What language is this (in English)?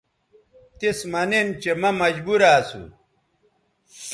Bateri